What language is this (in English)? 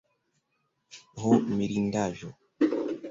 Esperanto